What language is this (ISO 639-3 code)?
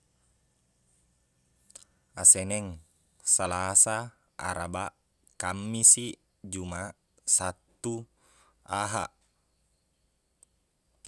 bug